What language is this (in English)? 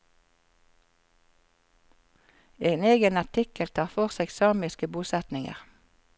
Norwegian